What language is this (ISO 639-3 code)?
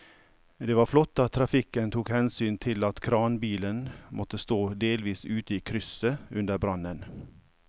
nor